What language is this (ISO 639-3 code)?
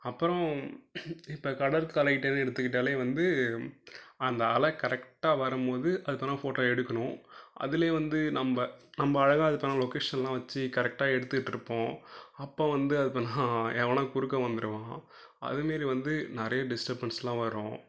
tam